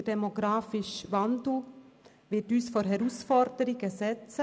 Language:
Swiss German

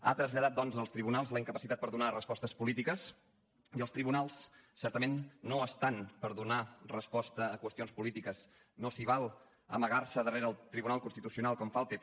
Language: Catalan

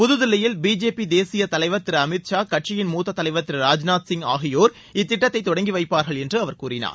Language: Tamil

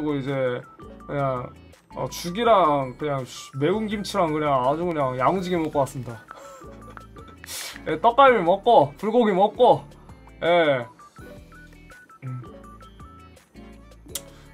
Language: Korean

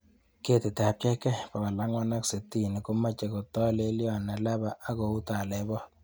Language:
Kalenjin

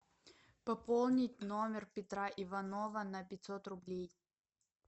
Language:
Russian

